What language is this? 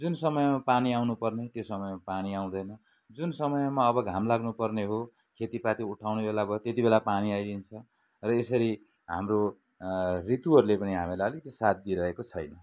Nepali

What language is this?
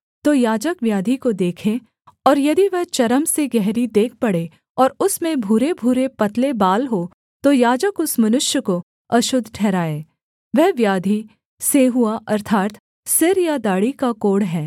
Hindi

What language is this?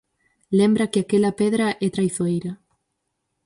Galician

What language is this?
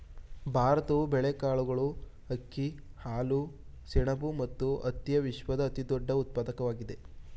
Kannada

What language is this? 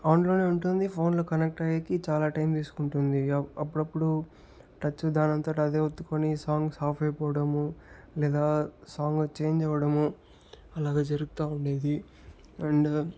Telugu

